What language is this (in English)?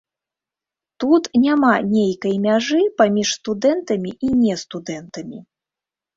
Belarusian